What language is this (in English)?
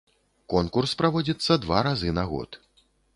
Belarusian